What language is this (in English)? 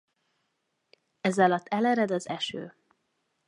Hungarian